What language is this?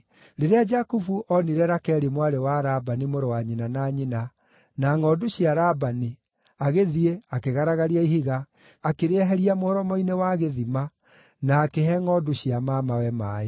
Kikuyu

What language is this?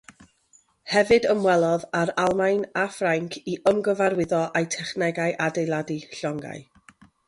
Welsh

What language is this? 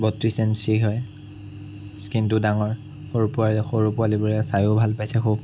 Assamese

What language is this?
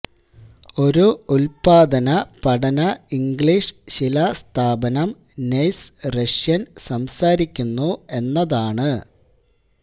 Malayalam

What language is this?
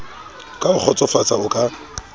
Southern Sotho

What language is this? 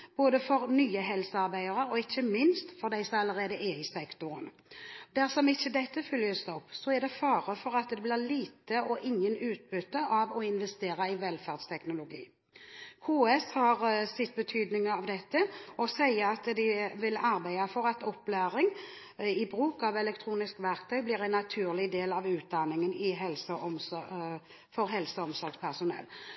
Norwegian Bokmål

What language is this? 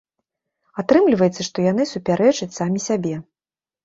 Belarusian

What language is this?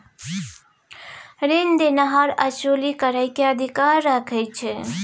Maithili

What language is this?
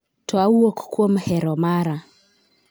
Luo (Kenya and Tanzania)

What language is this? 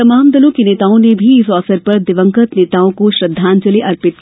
Hindi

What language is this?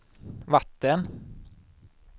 Swedish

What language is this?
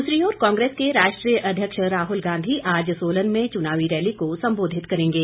Hindi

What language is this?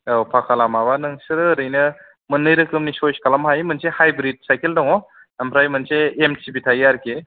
Bodo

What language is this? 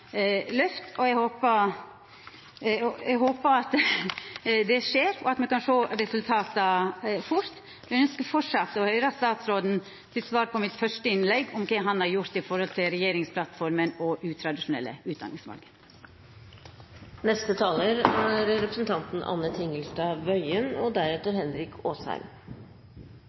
Norwegian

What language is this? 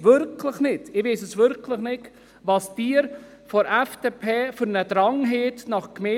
Swiss German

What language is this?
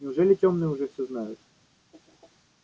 Russian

